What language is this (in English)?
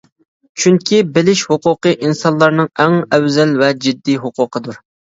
Uyghur